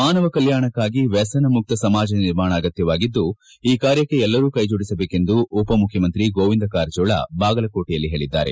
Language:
Kannada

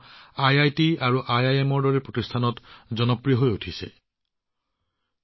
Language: Assamese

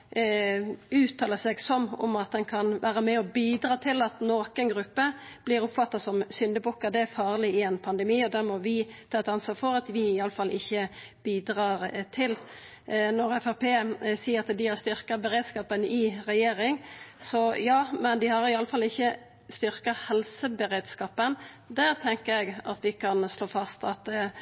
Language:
Norwegian Nynorsk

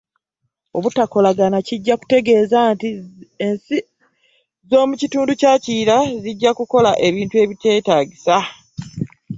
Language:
Ganda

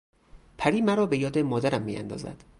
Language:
Persian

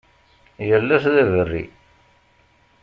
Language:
Kabyle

